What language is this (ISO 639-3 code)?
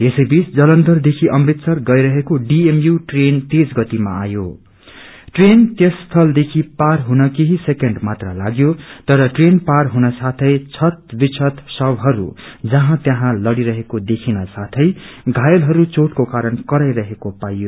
nep